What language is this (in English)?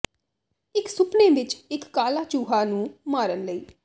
Punjabi